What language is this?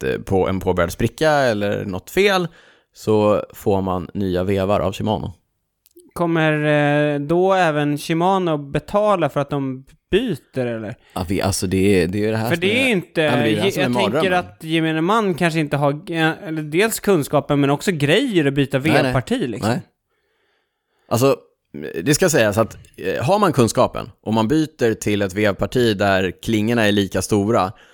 Swedish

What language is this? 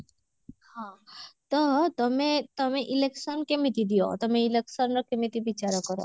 Odia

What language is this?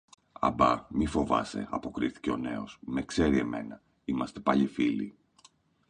Greek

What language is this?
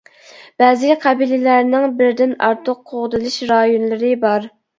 Uyghur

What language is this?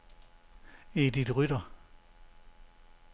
Danish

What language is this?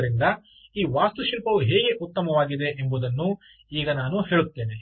Kannada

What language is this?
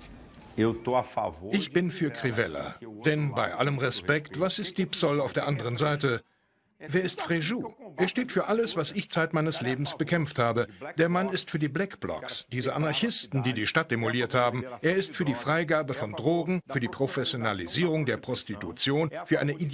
German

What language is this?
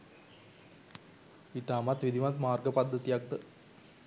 Sinhala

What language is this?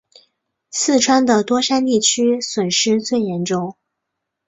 Chinese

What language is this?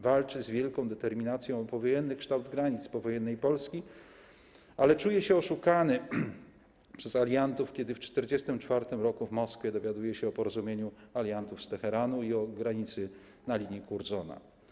Polish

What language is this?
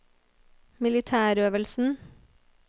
Norwegian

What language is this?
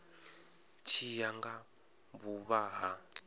Venda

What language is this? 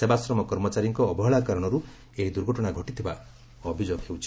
Odia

